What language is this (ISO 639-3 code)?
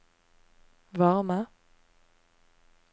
nor